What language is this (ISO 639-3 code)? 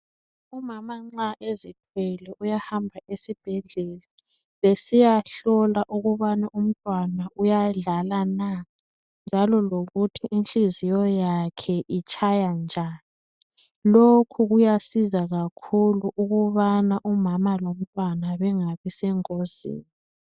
nde